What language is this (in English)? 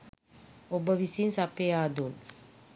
Sinhala